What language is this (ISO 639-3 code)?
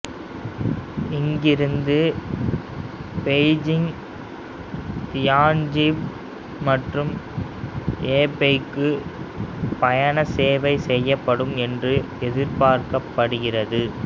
tam